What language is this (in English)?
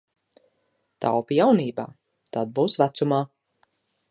Latvian